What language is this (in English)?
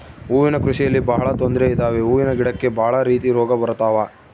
Kannada